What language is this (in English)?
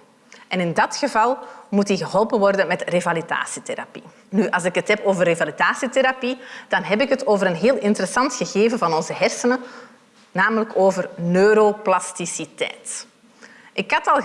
Dutch